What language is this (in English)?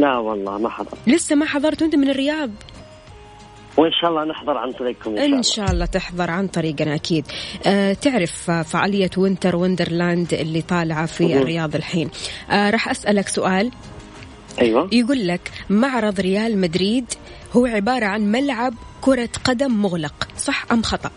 Arabic